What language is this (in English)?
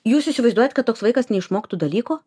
Lithuanian